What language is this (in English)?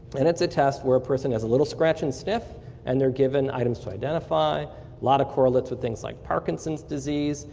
English